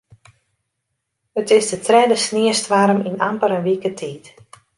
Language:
Western Frisian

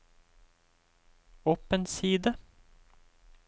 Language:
Norwegian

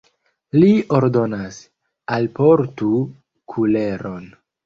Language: Esperanto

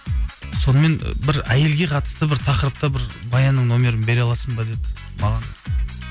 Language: Kazakh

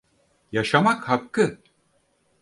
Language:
Turkish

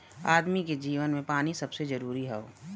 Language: Bhojpuri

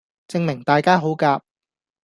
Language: Cantonese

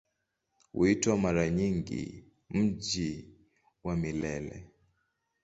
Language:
Swahili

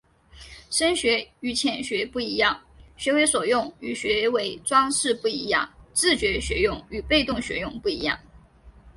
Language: Chinese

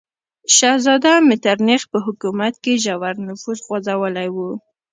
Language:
Pashto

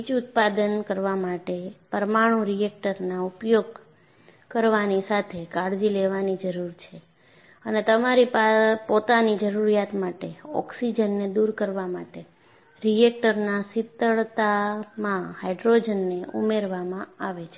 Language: Gujarati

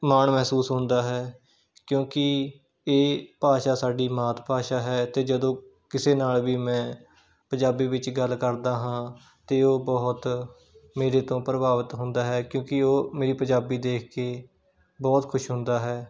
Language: Punjabi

